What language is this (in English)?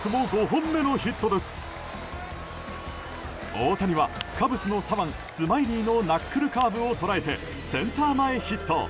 Japanese